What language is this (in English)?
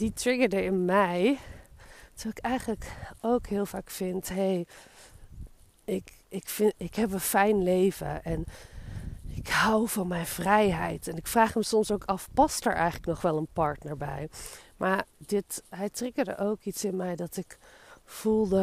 Dutch